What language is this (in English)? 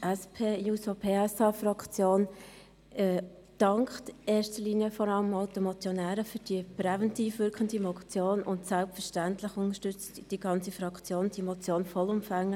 Swiss German